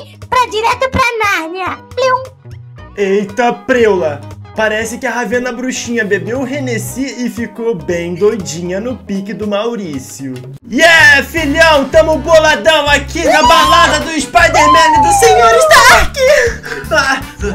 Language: Portuguese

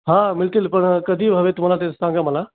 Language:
Marathi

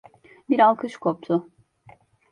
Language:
Turkish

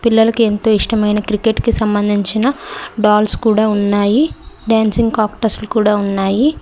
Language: Telugu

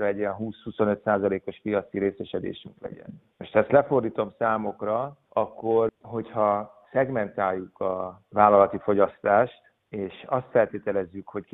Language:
Hungarian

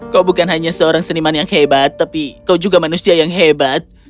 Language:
Indonesian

